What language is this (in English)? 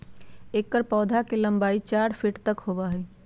Magahi